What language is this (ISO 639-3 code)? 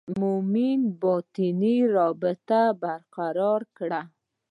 pus